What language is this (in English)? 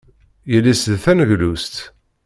Kabyle